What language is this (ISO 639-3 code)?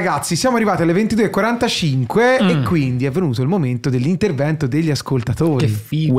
ita